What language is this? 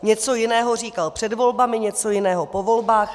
Czech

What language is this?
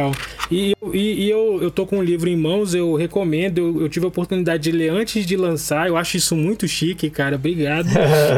Portuguese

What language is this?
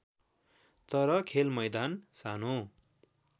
Nepali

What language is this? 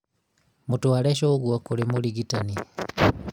Kikuyu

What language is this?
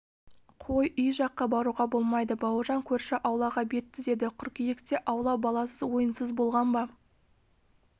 Kazakh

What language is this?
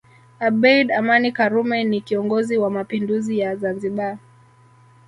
Swahili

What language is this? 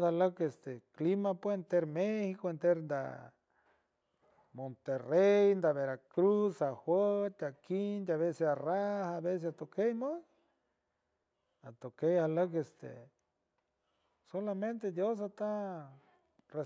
San Francisco Del Mar Huave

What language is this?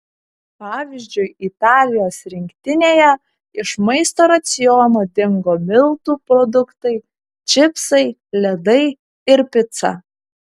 Lithuanian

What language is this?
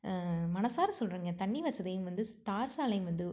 Tamil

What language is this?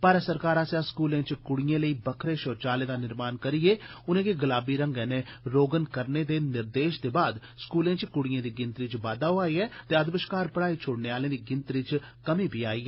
Dogri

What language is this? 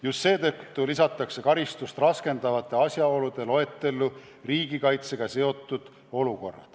Estonian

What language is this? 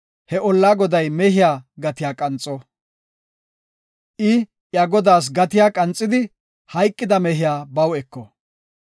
Gofa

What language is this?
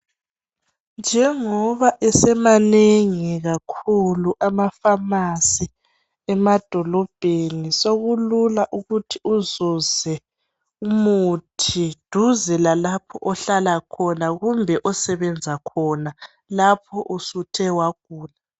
North Ndebele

